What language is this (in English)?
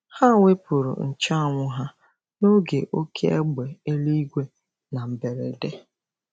Igbo